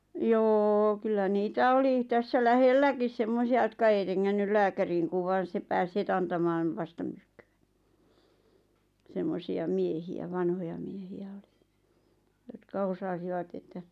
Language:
Finnish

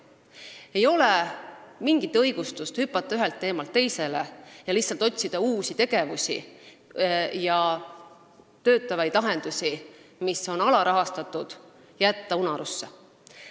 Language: Estonian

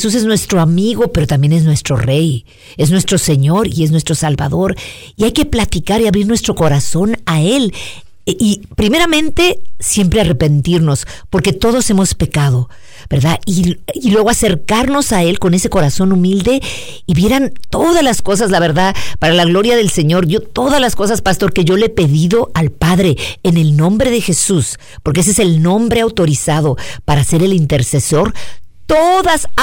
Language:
Spanish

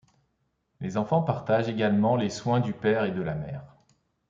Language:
French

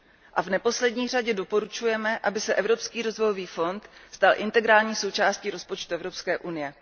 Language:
Czech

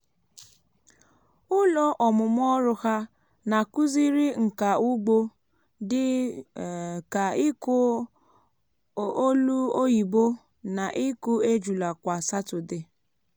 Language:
Igbo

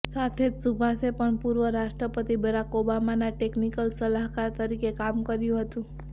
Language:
Gujarati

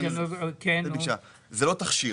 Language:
Hebrew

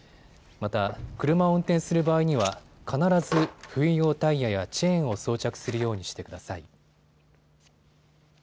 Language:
Japanese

